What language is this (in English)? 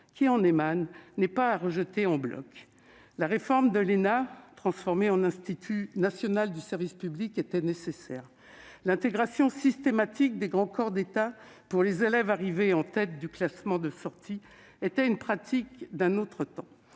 French